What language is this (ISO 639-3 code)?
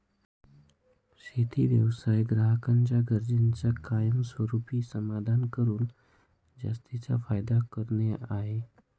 mar